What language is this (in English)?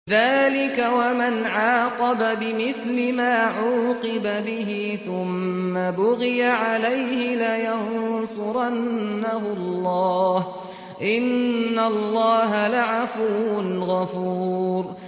Arabic